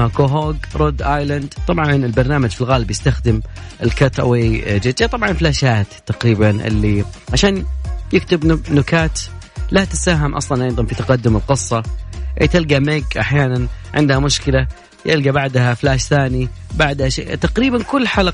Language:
Arabic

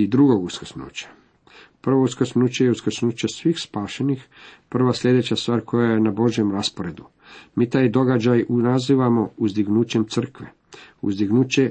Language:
Croatian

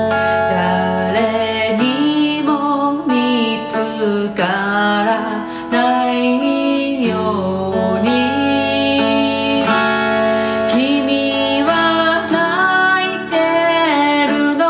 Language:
Japanese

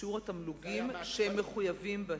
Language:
Hebrew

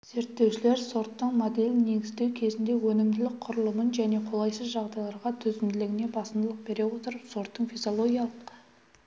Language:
Kazakh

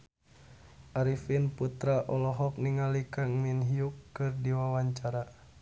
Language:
Sundanese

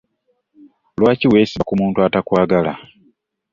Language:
Ganda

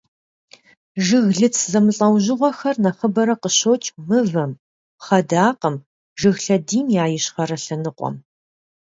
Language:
Kabardian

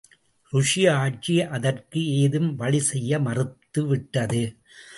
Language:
Tamil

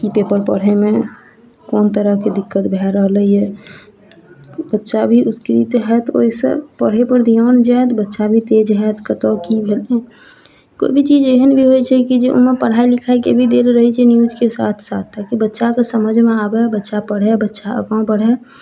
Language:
Maithili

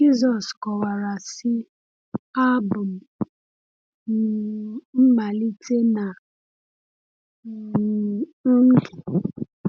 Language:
Igbo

